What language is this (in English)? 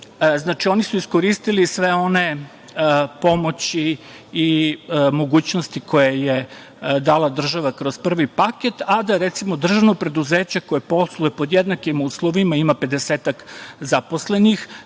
Serbian